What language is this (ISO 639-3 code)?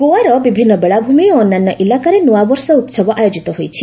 ori